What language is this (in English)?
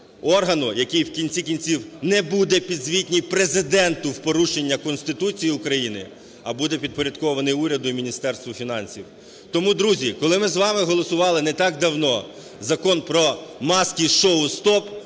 Ukrainian